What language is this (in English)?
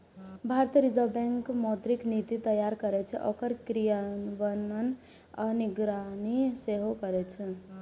Maithili